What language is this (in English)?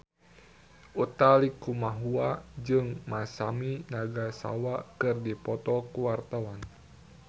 Sundanese